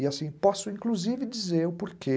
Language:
Portuguese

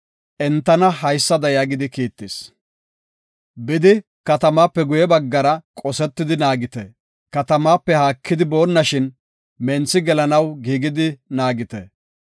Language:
Gofa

